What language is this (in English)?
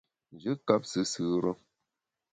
Bamun